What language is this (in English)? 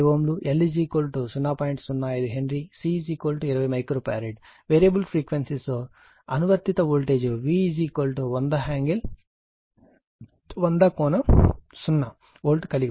Telugu